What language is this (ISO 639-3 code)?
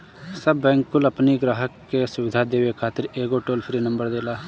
bho